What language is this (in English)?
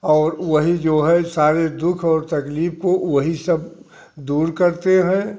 Hindi